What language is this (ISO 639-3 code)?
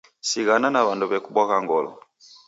dav